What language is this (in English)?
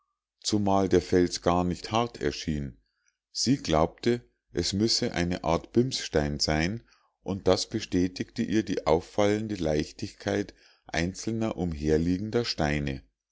German